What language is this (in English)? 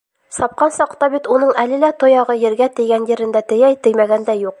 Bashkir